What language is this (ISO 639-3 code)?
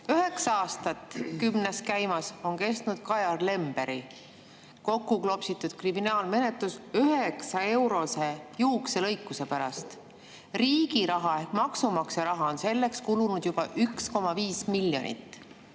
est